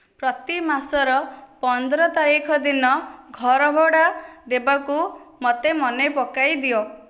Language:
Odia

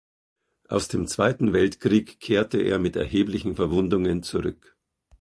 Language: German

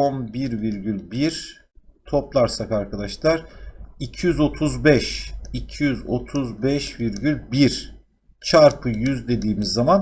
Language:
Turkish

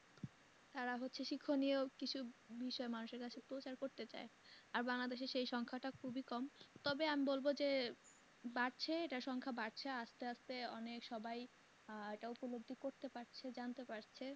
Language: Bangla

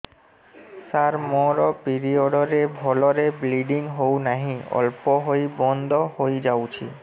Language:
Odia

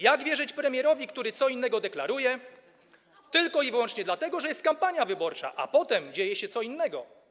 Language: Polish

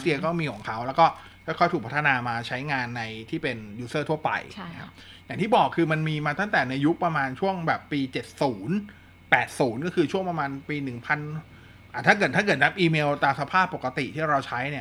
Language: Thai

